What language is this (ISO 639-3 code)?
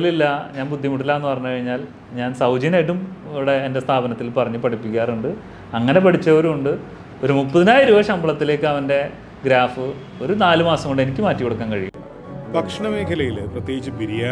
mal